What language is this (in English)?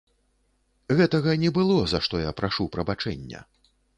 Belarusian